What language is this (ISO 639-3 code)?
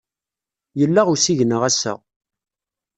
kab